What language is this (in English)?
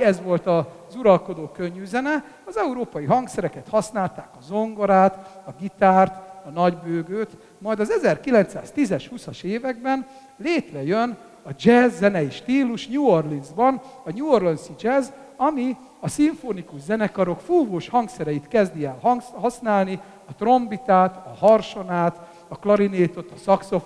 Hungarian